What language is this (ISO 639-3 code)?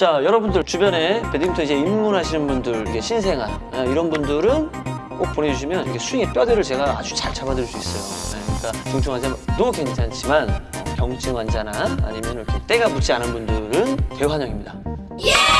kor